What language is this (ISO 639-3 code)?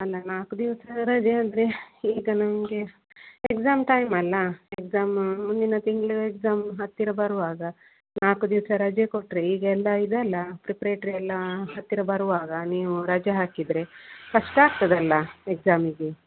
kan